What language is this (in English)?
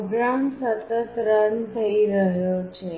Gujarati